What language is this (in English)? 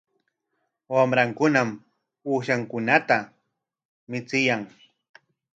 Corongo Ancash Quechua